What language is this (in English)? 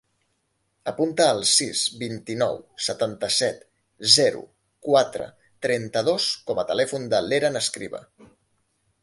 Catalan